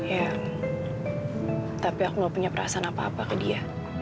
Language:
Indonesian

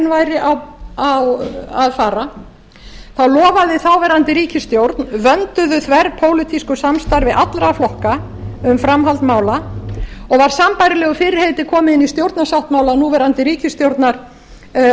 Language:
Icelandic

